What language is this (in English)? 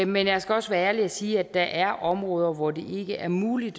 Danish